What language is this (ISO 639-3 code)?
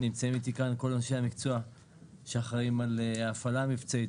heb